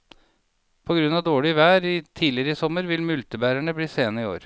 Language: Norwegian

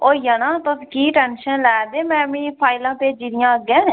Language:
Dogri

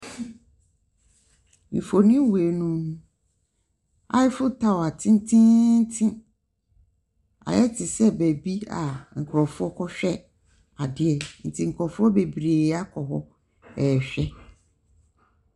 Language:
Akan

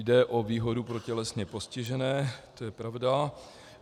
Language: Czech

